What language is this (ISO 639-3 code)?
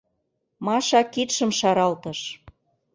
chm